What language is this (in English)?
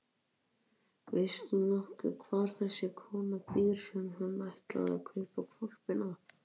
Icelandic